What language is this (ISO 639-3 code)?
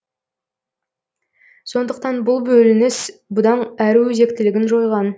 kaz